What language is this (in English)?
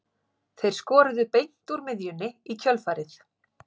Icelandic